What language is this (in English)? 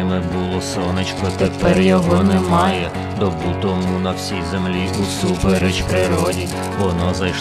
Russian